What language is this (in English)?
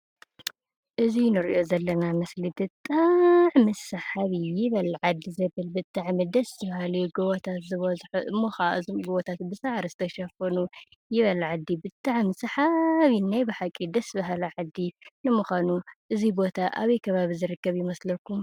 Tigrinya